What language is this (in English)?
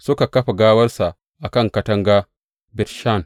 Hausa